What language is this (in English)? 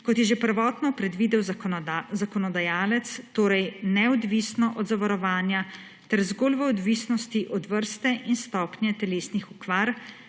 Slovenian